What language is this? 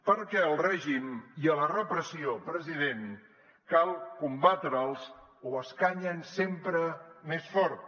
Catalan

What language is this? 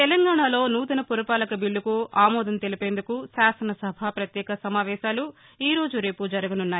Telugu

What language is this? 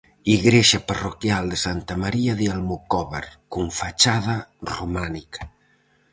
Galician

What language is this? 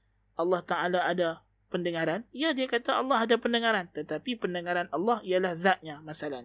Malay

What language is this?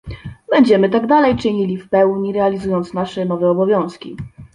Polish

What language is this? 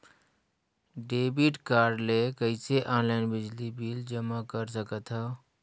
Chhattisgarhi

